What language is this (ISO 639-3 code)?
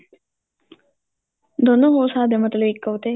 pan